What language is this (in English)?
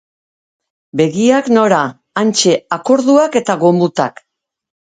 Basque